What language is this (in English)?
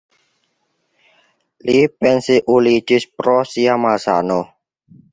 Esperanto